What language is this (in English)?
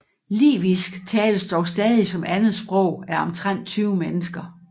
Danish